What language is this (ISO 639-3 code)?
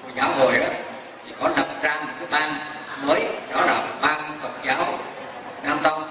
vie